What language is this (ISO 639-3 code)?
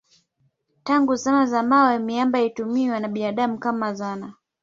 swa